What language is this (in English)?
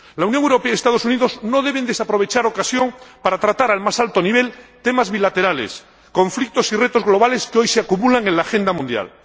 Spanish